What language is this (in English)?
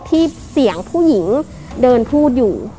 Thai